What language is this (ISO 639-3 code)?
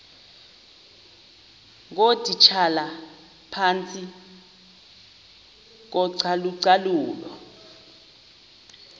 xho